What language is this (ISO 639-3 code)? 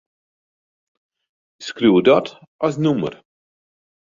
fry